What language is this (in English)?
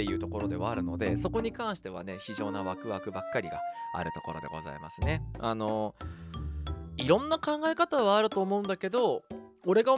Japanese